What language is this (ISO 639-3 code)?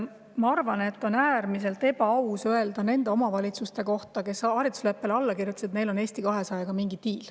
est